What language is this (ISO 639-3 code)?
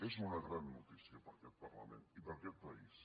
cat